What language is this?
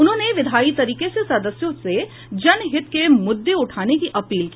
Hindi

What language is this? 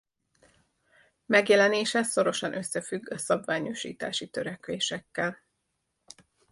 Hungarian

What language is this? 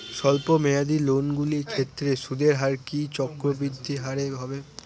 Bangla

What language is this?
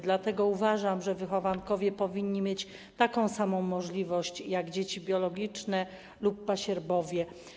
Polish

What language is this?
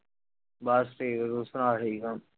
Punjabi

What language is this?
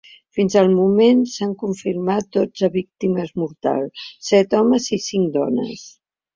Catalan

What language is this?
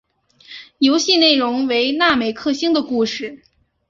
Chinese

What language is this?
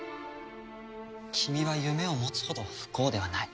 Japanese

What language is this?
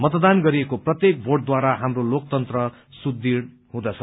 Nepali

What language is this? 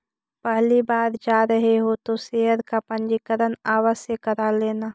Magahi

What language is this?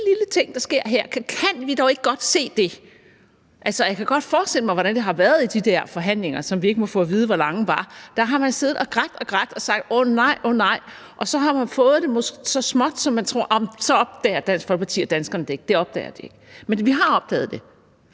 Danish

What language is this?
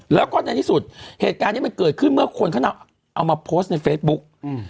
Thai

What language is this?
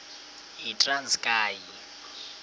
Xhosa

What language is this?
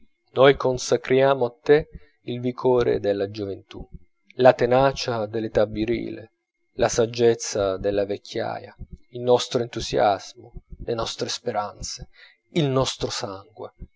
Italian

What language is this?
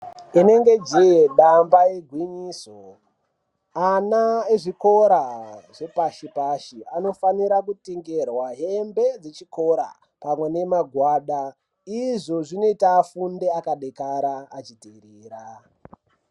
Ndau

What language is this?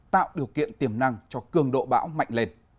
Vietnamese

